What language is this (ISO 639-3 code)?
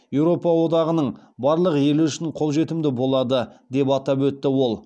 kaz